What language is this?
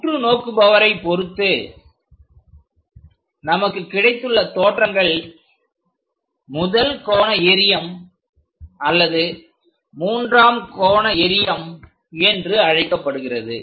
Tamil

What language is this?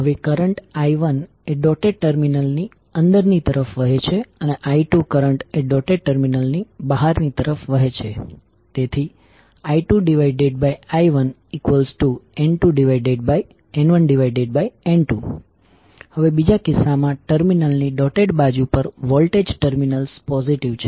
Gujarati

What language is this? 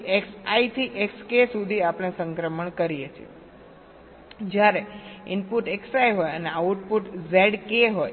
Gujarati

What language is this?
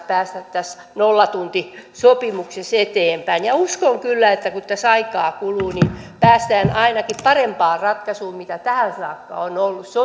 Finnish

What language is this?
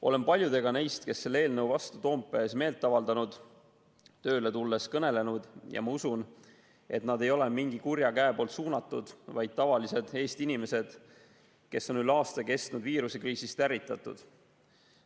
Estonian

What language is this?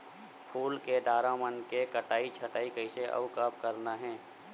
Chhattisgarhi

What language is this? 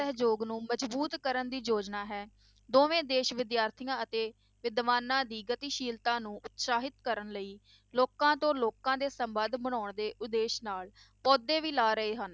Punjabi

